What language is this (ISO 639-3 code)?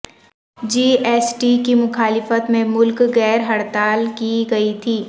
urd